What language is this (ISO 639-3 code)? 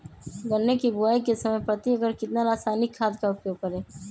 mag